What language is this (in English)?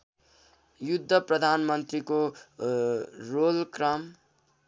Nepali